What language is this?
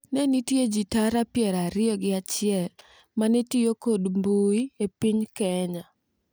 Luo (Kenya and Tanzania)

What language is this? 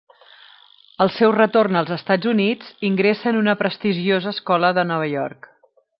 Catalan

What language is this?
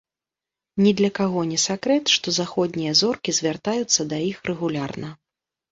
Belarusian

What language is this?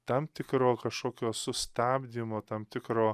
Lithuanian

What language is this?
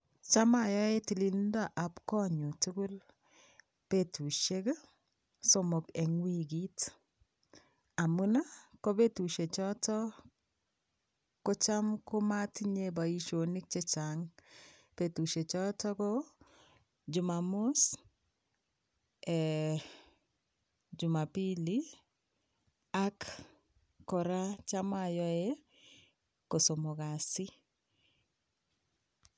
Kalenjin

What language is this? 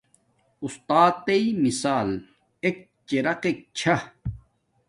Domaaki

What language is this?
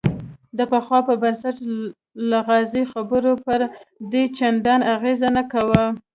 Pashto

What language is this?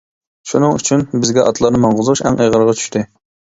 Uyghur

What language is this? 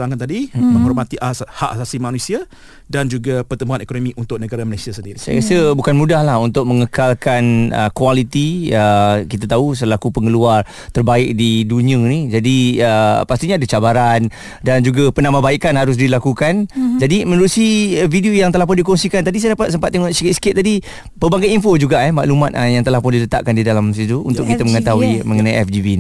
Malay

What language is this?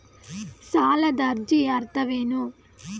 Kannada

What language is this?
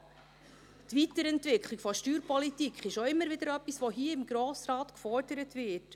Swiss German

